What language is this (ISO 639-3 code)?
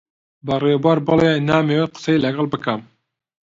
ckb